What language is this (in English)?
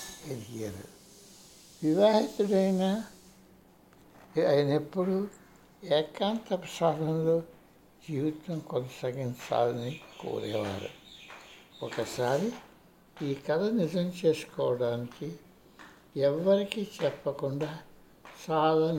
Telugu